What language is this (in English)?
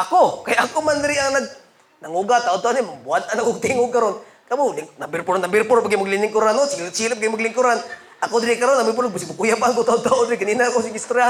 Filipino